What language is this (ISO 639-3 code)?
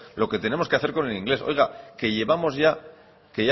spa